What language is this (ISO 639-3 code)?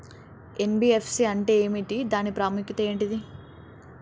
tel